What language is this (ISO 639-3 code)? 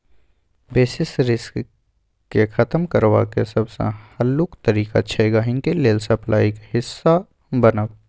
mai